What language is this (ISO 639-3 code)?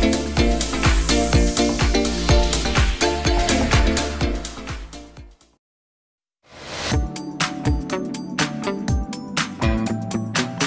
msa